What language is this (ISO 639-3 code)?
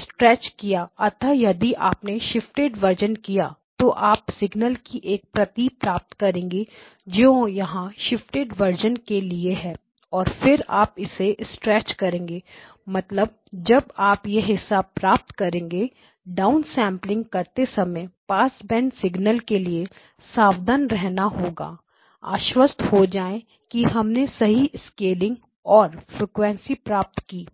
hin